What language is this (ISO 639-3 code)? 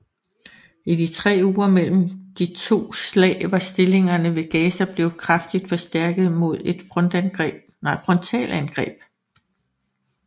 dan